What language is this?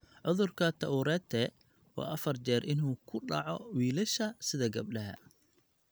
Somali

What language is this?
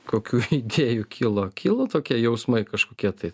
Lithuanian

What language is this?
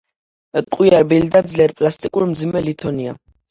Georgian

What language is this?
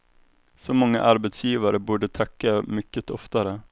Swedish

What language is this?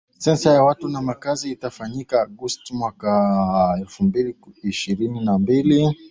Swahili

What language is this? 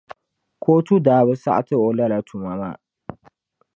Dagbani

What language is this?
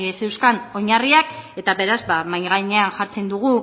Basque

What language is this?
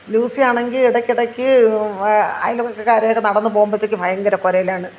Malayalam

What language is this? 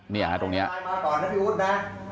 Thai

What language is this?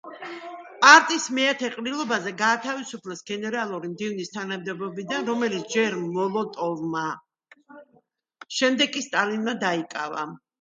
Georgian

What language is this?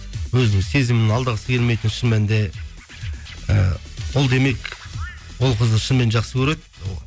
Kazakh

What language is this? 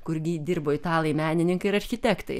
Lithuanian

